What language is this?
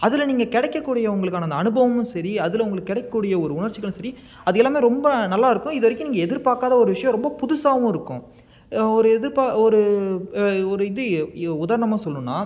Tamil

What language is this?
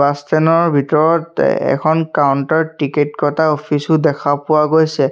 Assamese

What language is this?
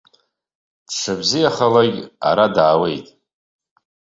Abkhazian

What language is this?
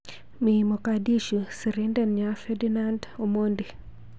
Kalenjin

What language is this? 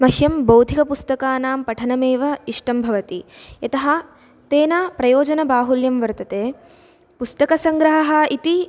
Sanskrit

